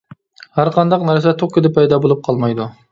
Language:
Uyghur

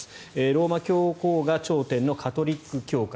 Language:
Japanese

